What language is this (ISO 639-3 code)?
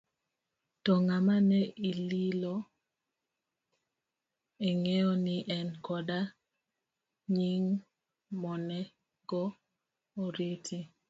luo